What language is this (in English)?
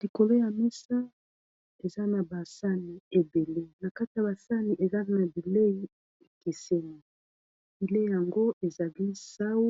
Lingala